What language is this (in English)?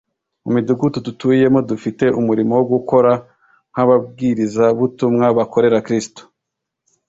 Kinyarwanda